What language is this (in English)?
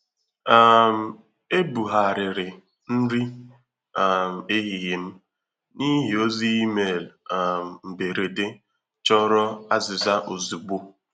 Igbo